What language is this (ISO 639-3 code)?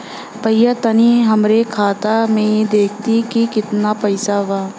bho